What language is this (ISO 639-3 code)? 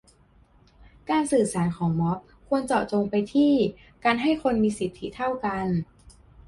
tha